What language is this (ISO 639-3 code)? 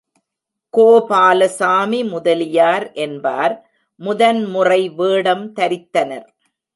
tam